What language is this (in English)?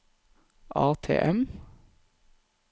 Norwegian